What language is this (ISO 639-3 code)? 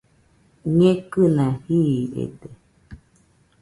hux